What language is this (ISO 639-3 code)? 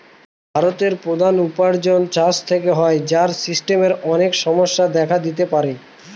ben